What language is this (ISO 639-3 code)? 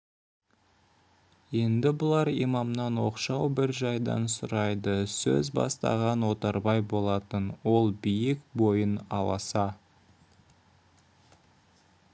kaz